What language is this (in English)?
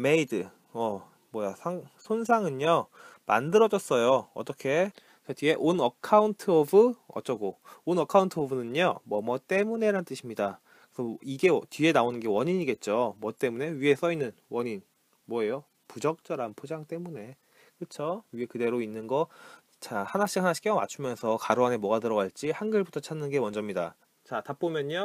Korean